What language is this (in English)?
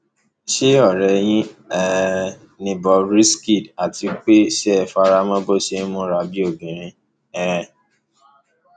Yoruba